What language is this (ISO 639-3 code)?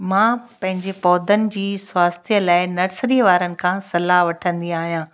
snd